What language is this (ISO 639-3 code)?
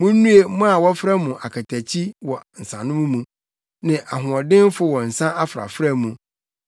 aka